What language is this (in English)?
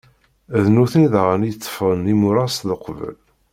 Kabyle